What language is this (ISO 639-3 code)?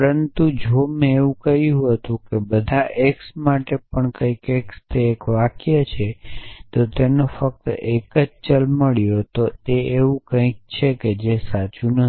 guj